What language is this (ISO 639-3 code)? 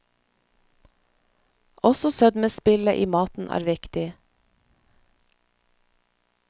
nor